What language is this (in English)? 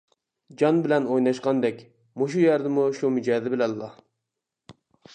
Uyghur